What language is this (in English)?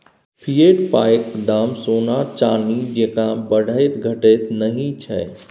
Maithili